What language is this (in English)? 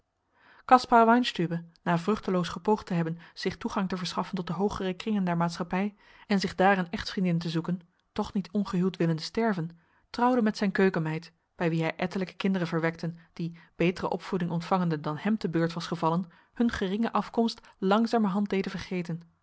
Dutch